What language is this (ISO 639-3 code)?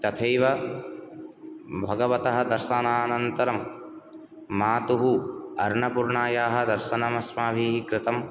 san